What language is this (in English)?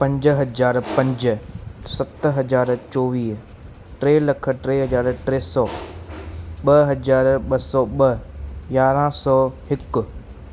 Sindhi